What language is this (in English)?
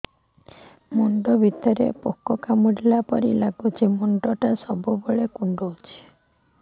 Odia